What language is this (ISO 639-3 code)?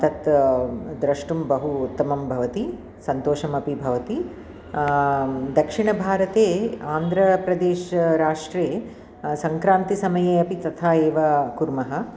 san